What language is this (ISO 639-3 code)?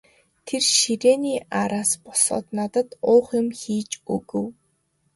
mon